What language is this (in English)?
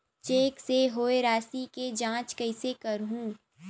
Chhattisgarhi